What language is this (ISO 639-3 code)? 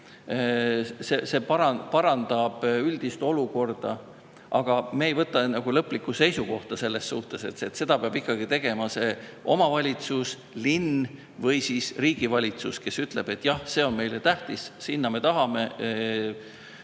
est